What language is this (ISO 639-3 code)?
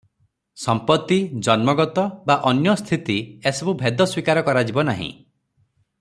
ori